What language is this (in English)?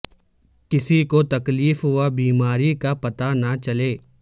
Urdu